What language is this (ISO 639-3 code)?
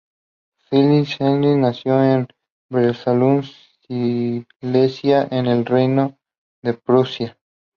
spa